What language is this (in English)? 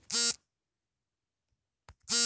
Kannada